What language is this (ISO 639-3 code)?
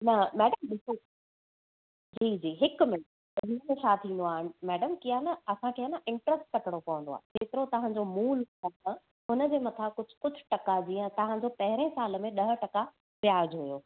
snd